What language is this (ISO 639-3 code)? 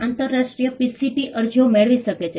guj